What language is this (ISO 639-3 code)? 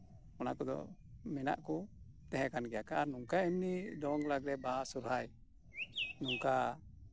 sat